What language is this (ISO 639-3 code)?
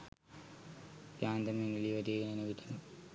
sin